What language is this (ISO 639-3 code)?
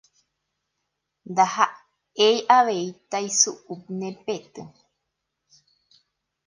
grn